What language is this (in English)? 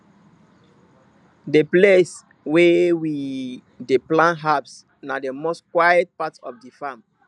Nigerian Pidgin